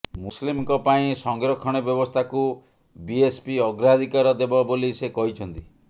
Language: Odia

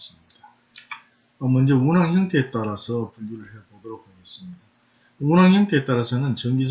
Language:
Korean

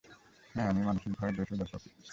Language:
Bangla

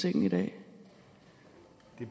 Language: Danish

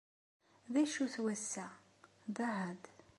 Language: Kabyle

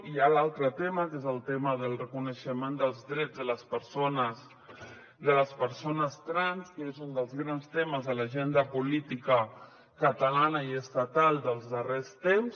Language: Catalan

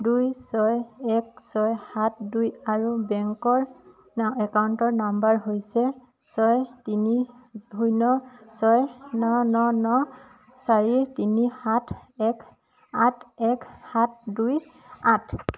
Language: Assamese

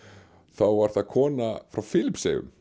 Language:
Icelandic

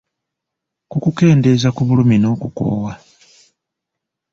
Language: Ganda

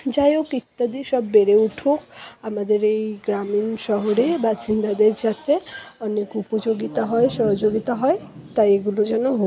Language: Bangla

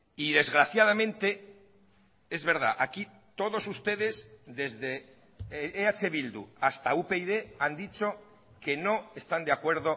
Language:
Spanish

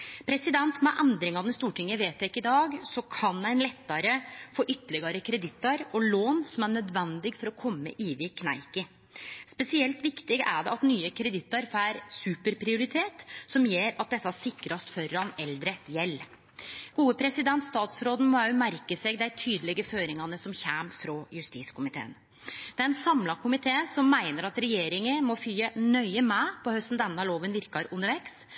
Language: Norwegian Nynorsk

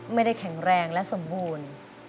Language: Thai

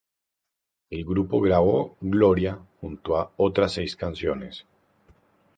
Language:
Spanish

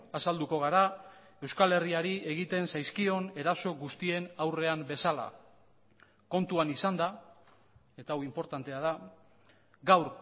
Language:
Basque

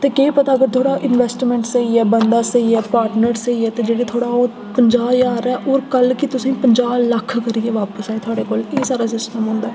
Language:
Dogri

